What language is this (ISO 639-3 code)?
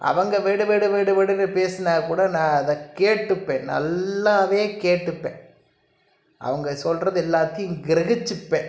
tam